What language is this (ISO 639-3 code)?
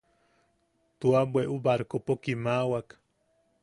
yaq